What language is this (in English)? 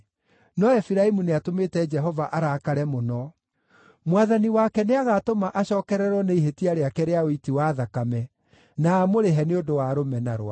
Kikuyu